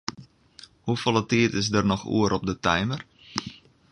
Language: Western Frisian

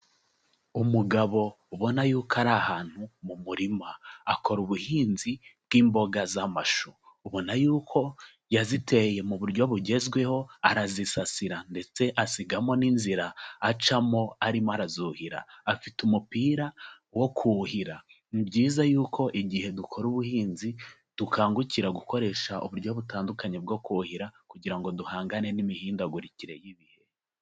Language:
Kinyarwanda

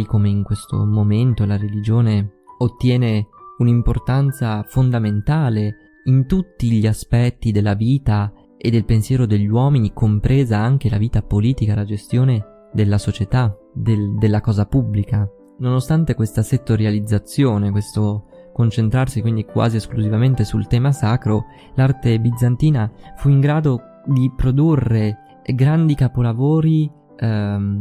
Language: Italian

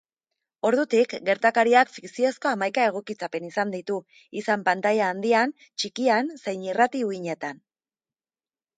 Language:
Basque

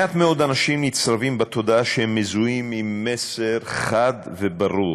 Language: Hebrew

